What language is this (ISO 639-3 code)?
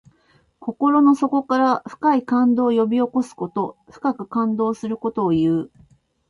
jpn